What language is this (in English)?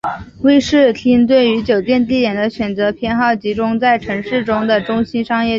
Chinese